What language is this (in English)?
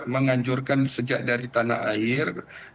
Indonesian